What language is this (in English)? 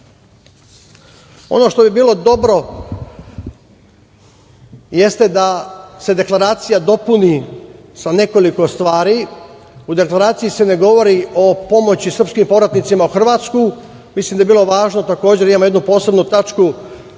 Serbian